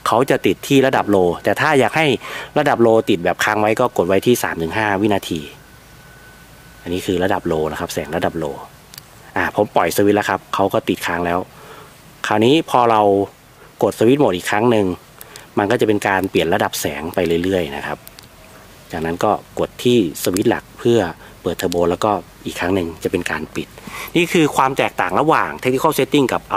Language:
Thai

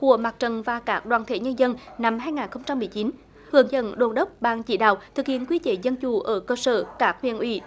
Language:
Vietnamese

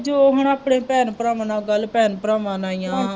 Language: Punjabi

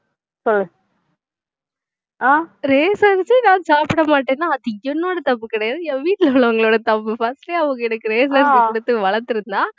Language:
Tamil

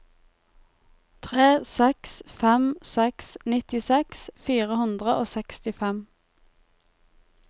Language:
Norwegian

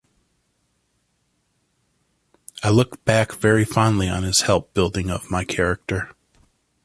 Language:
English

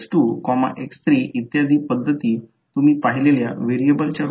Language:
Marathi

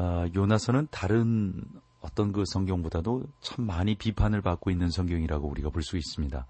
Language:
Korean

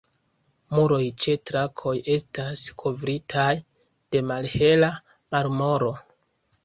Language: Esperanto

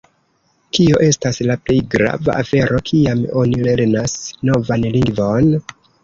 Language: Esperanto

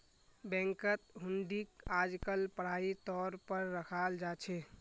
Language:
Magahi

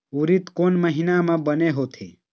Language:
Chhattisgarhi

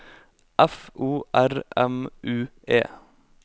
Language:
Norwegian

